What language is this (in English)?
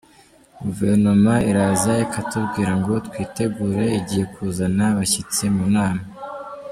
Kinyarwanda